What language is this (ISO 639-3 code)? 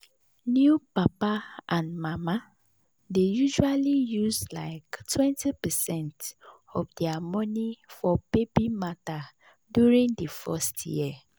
pcm